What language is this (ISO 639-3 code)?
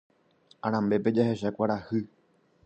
grn